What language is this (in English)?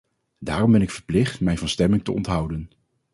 Dutch